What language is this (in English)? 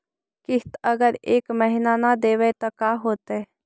Magahi